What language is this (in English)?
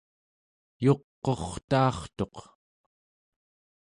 Central Yupik